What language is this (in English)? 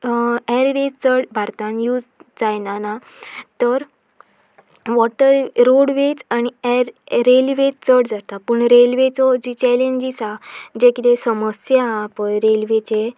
Konkani